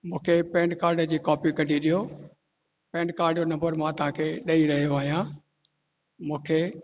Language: Sindhi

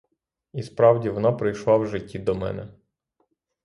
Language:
Ukrainian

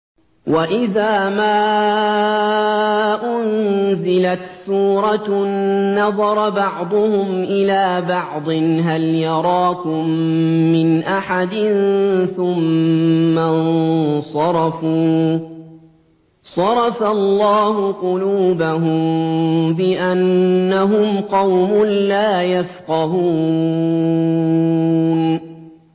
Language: Arabic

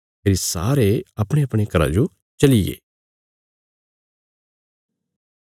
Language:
Bilaspuri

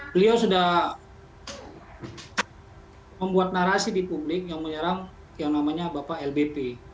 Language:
Indonesian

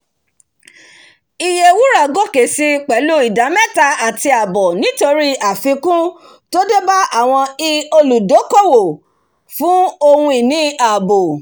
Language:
Yoruba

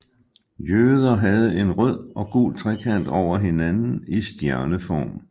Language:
Danish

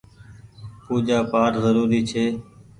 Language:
Goaria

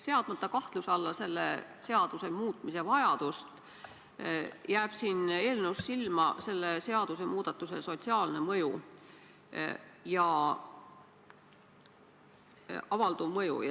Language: Estonian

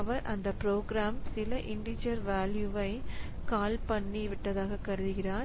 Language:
Tamil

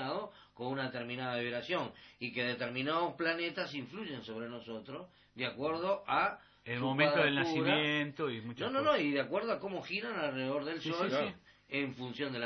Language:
Spanish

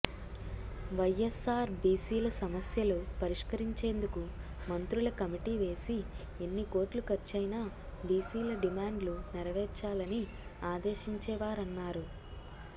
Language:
Telugu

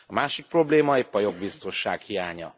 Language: Hungarian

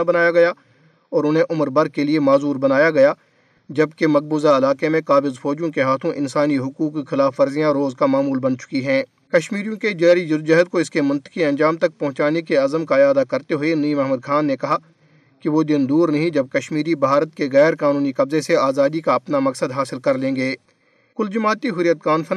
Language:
Urdu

